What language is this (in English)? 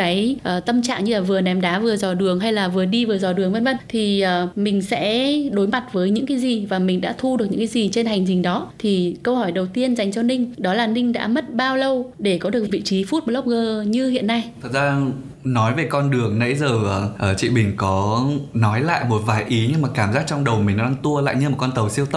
Vietnamese